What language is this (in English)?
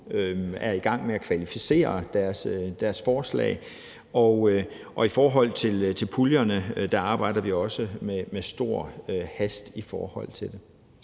Danish